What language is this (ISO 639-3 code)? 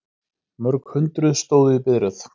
isl